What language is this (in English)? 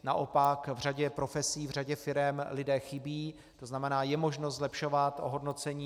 Czech